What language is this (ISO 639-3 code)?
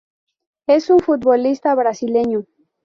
spa